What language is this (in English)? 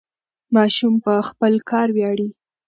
Pashto